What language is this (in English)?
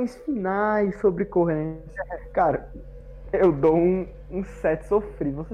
Portuguese